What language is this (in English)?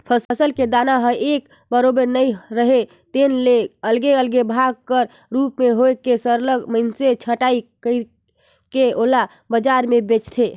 Chhattisgarhi